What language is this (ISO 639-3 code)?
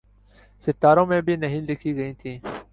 urd